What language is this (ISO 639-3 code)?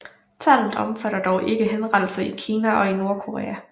dan